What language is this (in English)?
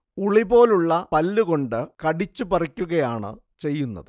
Malayalam